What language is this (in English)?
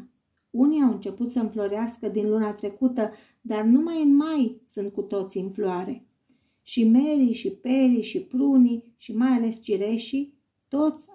Romanian